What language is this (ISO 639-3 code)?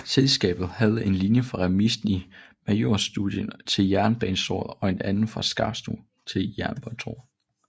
dan